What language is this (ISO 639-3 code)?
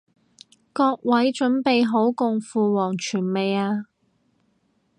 yue